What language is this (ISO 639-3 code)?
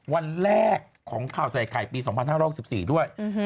tha